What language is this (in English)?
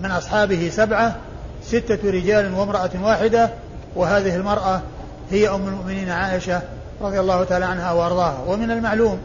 Arabic